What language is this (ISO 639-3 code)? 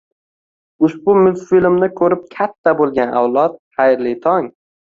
uzb